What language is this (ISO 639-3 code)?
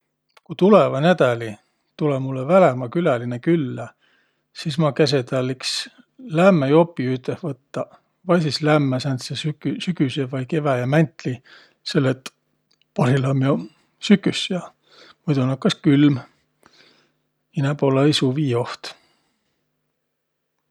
vro